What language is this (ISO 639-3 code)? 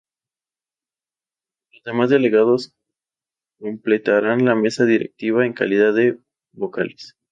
spa